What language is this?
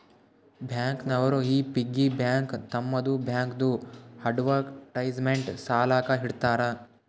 Kannada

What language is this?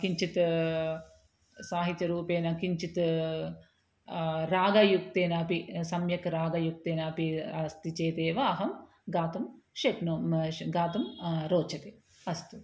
Sanskrit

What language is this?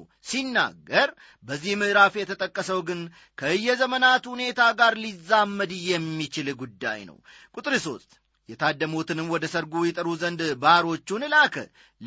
Amharic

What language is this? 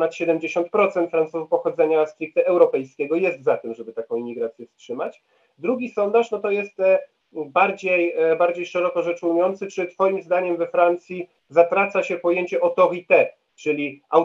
Polish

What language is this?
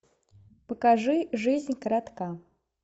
Russian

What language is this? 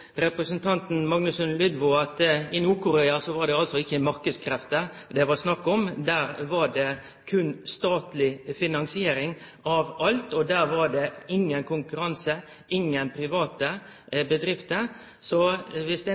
Norwegian Nynorsk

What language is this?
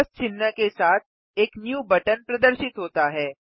Hindi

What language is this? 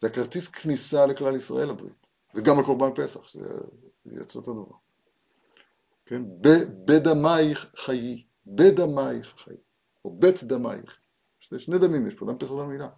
Hebrew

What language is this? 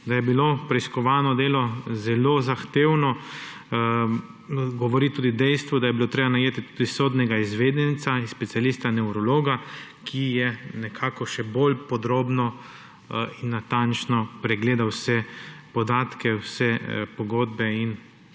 Slovenian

